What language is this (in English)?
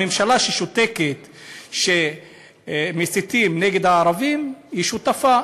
Hebrew